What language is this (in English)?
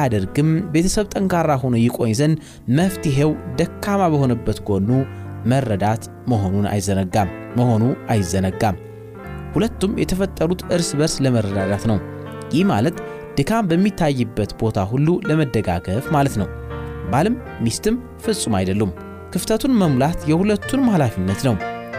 Amharic